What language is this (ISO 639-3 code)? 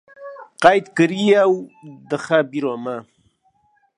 kur